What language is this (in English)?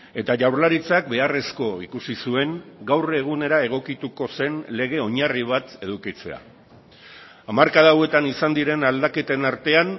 Basque